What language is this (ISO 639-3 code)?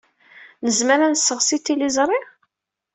kab